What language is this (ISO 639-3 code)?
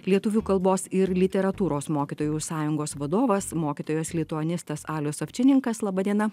lit